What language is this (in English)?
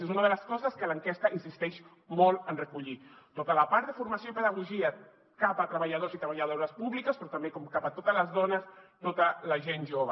Catalan